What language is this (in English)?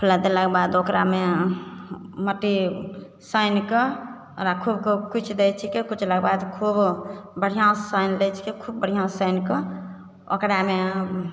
Maithili